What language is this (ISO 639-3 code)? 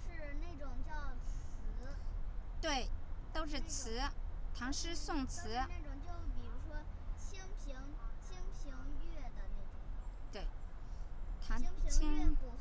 zho